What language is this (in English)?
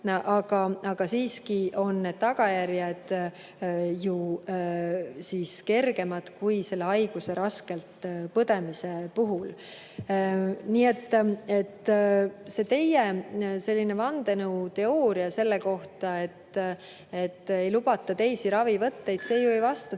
Estonian